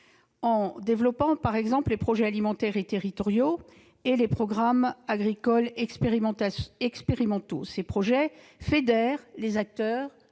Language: French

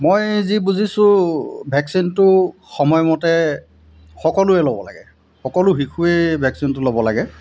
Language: Assamese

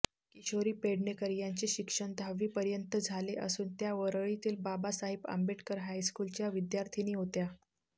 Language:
Marathi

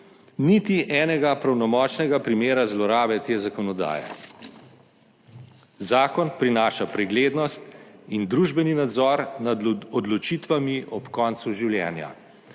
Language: Slovenian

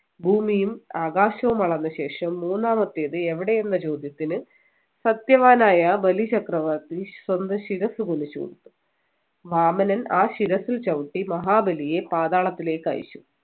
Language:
Malayalam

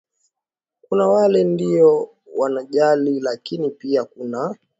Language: Swahili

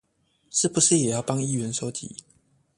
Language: Chinese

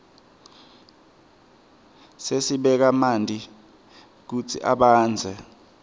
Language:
Swati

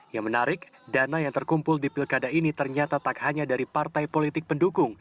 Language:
Indonesian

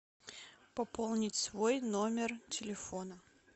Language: Russian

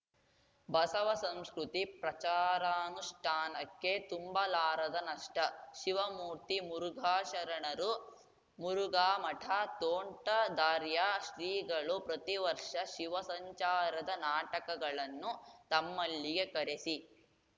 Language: Kannada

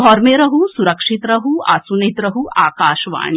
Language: Maithili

